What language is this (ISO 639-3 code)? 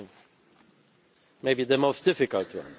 eng